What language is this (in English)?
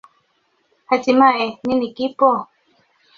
Swahili